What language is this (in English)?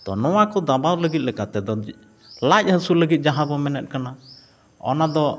Santali